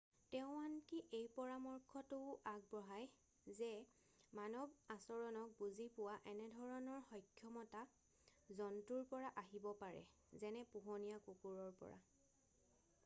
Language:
Assamese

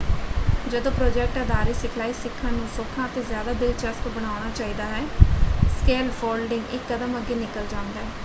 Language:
Punjabi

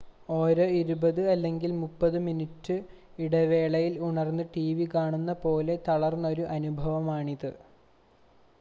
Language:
Malayalam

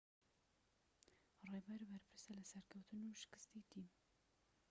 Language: Central Kurdish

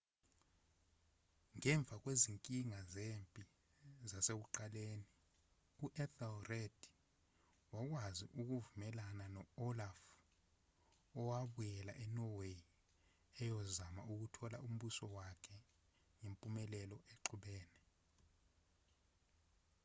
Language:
Zulu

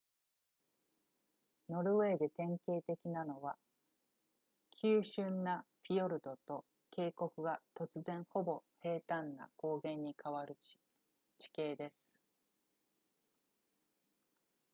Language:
Japanese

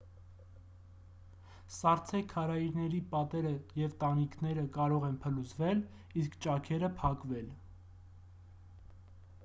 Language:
Armenian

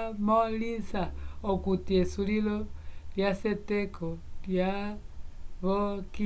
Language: Umbundu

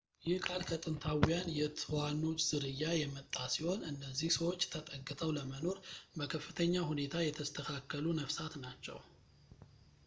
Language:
Amharic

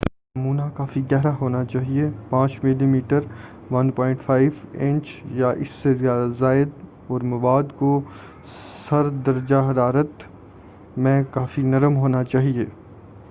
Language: Urdu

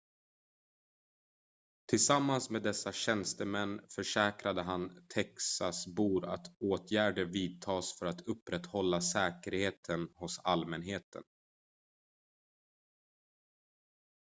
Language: Swedish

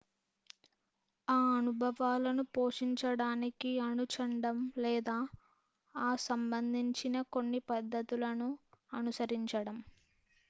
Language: Telugu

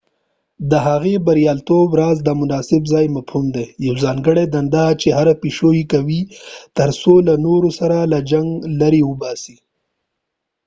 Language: Pashto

